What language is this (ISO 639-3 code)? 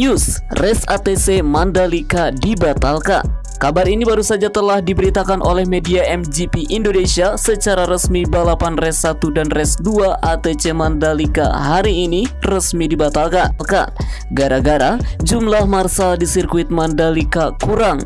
ind